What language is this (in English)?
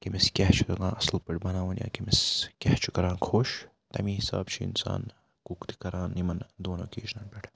Kashmiri